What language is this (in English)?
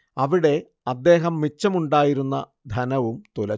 Malayalam